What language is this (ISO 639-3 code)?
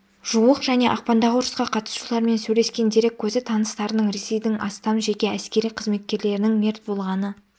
kaz